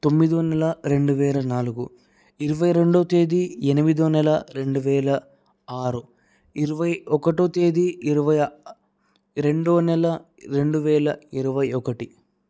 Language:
Telugu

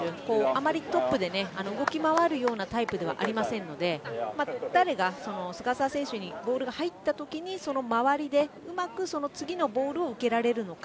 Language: Japanese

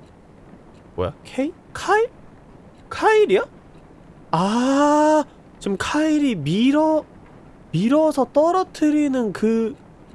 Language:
Korean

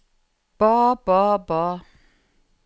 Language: Norwegian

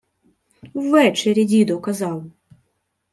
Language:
Ukrainian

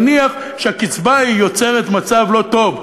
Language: Hebrew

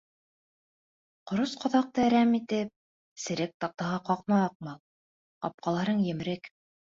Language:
Bashkir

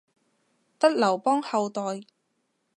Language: Cantonese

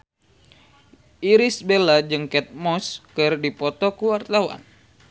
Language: Sundanese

